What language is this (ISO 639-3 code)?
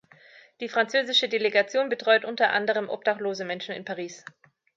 deu